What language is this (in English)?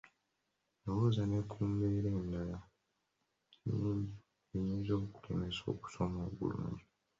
Ganda